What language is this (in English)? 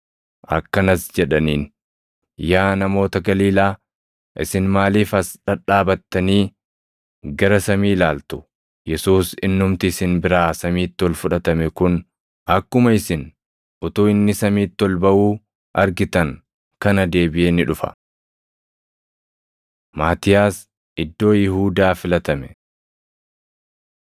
Oromo